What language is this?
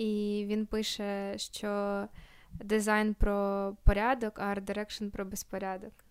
Ukrainian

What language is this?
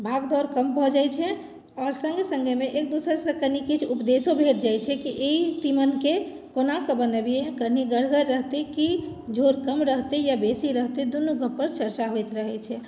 Maithili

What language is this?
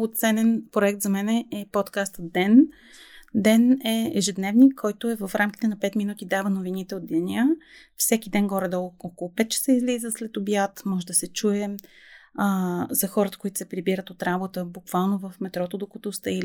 Bulgarian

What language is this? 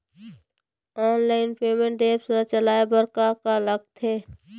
Chhattisgarhi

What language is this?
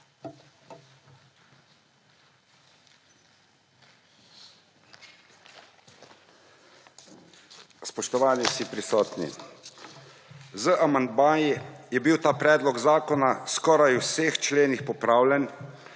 Slovenian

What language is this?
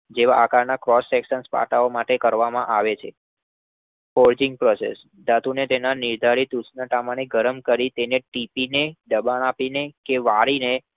Gujarati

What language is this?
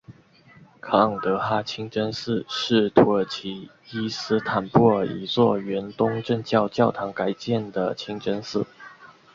Chinese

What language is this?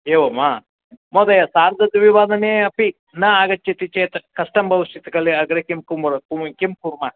Sanskrit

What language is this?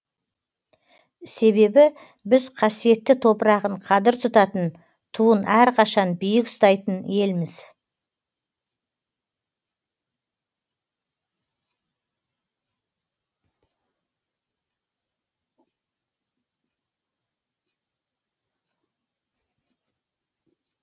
Kazakh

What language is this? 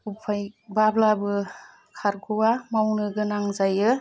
Bodo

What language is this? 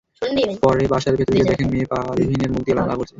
Bangla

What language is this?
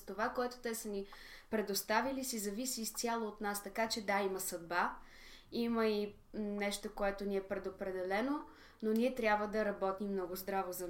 Bulgarian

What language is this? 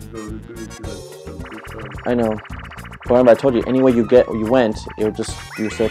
English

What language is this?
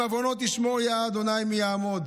Hebrew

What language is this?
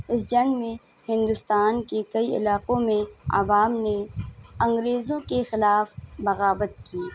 Urdu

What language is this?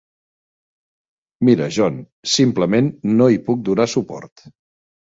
Catalan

